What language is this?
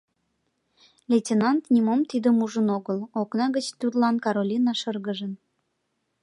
Mari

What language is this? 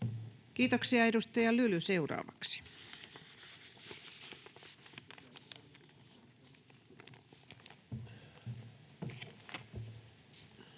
Finnish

